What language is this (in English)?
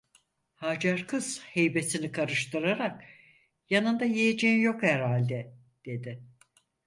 Turkish